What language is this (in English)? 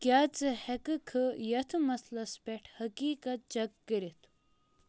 Kashmiri